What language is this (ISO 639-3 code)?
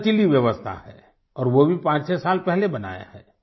hin